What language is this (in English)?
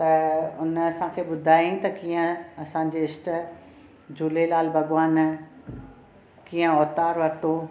Sindhi